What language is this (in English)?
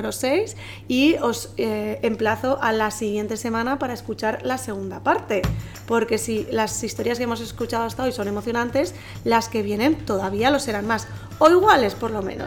Spanish